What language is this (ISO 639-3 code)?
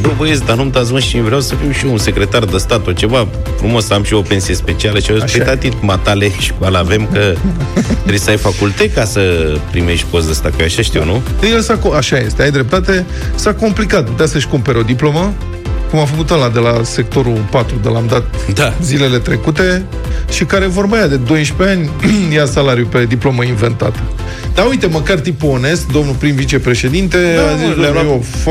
ron